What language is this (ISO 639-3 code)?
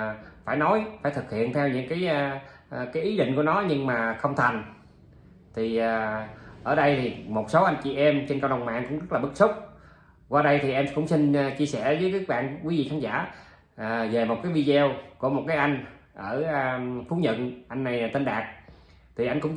vie